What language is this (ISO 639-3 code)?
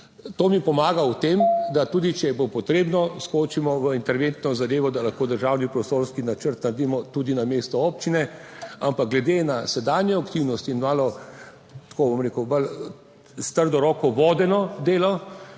slv